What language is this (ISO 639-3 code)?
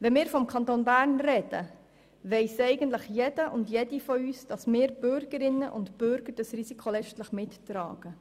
gsw